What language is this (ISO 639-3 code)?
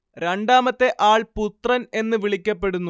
mal